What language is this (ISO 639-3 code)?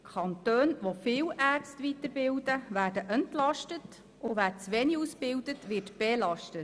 gsw